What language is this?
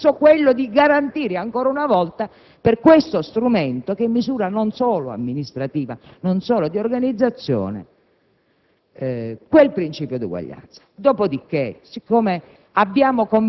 Italian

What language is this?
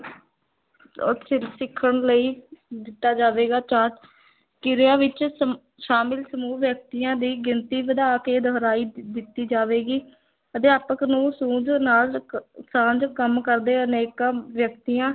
Punjabi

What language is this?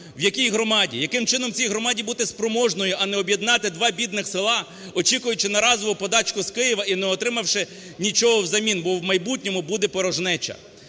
Ukrainian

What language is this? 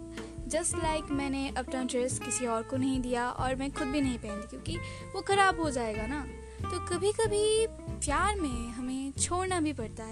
Hindi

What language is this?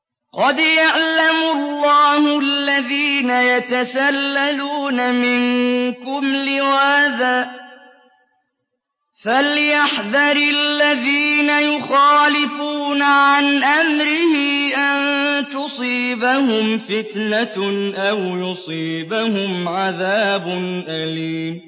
Arabic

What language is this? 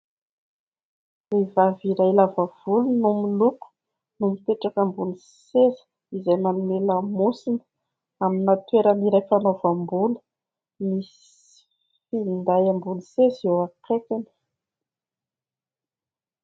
Malagasy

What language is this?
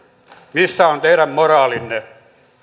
Finnish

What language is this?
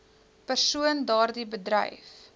Afrikaans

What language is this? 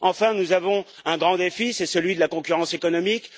French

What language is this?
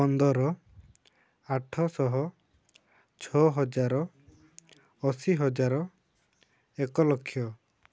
Odia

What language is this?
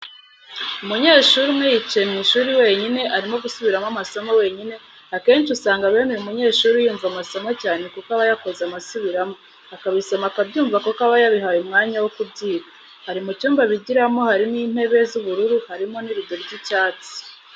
Kinyarwanda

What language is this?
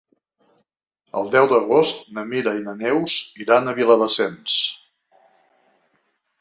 Catalan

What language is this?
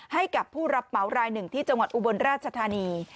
Thai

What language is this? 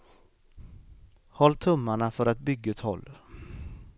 Swedish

